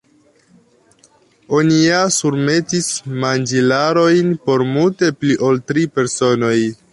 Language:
Esperanto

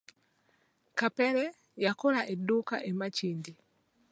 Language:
Ganda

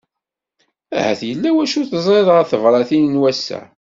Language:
Kabyle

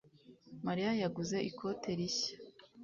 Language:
Kinyarwanda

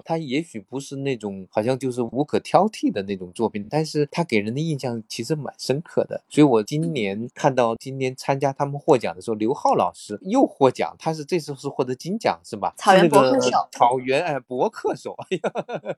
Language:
Chinese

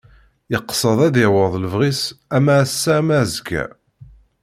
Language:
Kabyle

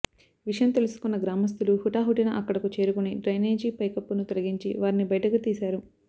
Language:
Telugu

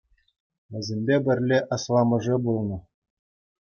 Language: Chuvash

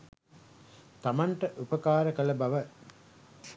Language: Sinhala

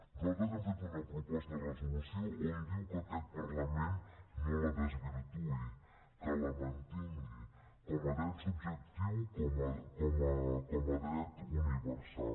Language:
Catalan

